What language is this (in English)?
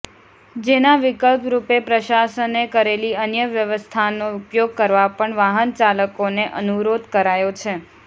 Gujarati